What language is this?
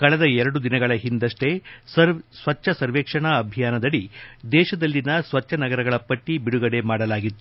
Kannada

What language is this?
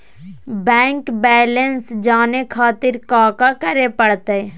Magahi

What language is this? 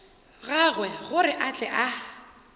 Northern Sotho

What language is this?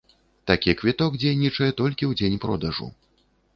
Belarusian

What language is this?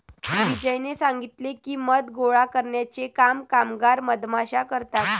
Marathi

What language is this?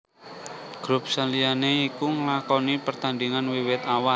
Javanese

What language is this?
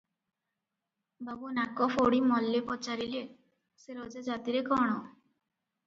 Odia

